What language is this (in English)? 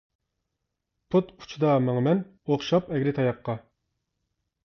Uyghur